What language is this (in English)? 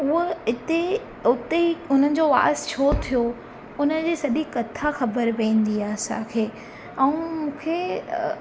Sindhi